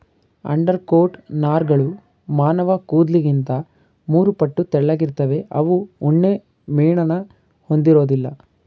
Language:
Kannada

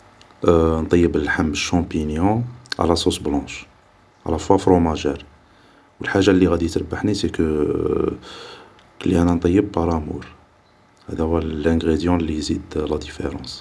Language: Algerian Arabic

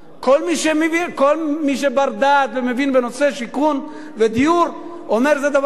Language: Hebrew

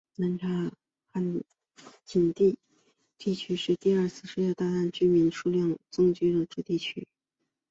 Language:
Chinese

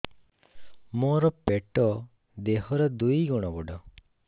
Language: Odia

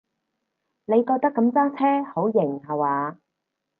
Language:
Cantonese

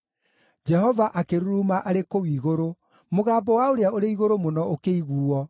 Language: Kikuyu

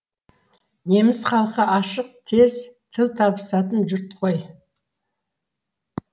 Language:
Kazakh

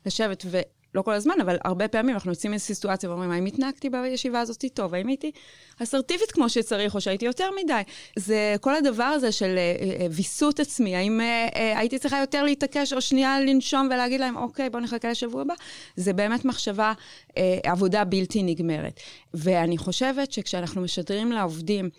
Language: Hebrew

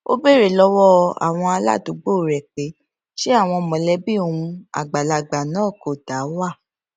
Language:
Yoruba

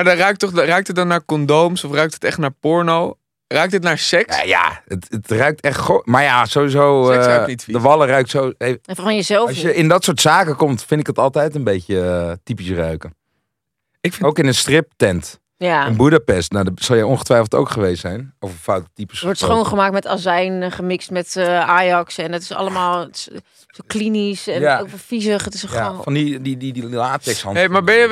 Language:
Dutch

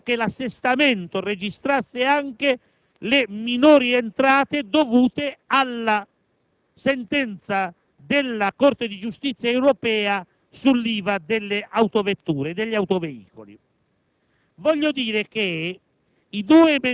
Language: Italian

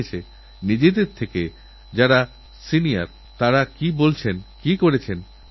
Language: Bangla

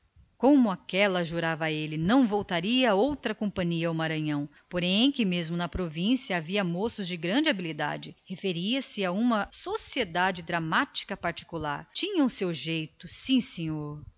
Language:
Portuguese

